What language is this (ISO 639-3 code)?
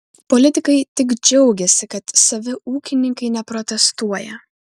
lit